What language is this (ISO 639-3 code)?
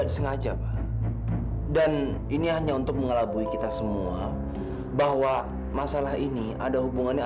ind